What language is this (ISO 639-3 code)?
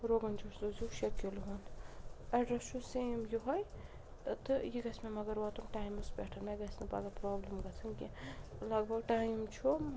kas